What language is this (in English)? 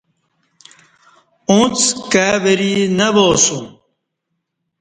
Kati